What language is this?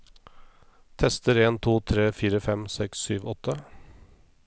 Norwegian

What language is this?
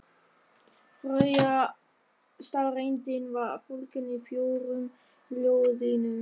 Icelandic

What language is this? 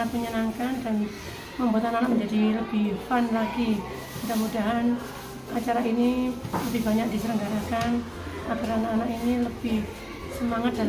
Indonesian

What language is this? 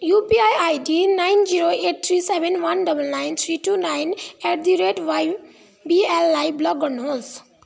Nepali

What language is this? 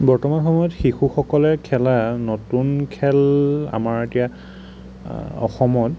Assamese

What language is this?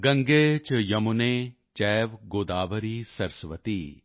Punjabi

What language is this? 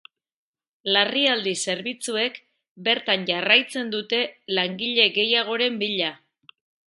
Basque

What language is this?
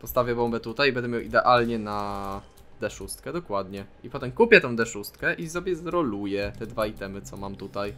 Polish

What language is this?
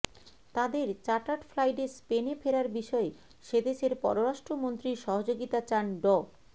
Bangla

